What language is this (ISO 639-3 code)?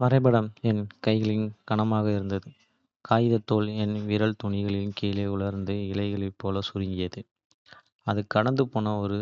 kfe